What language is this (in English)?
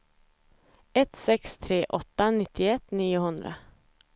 Swedish